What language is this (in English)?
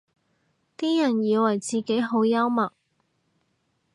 Cantonese